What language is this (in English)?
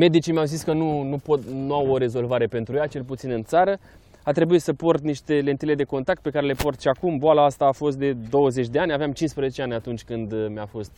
Romanian